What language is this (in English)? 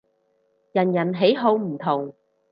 Cantonese